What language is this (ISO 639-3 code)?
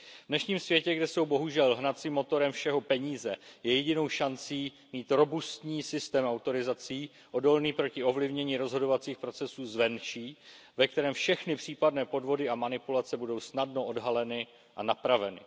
ces